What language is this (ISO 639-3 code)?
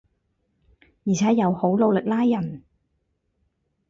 yue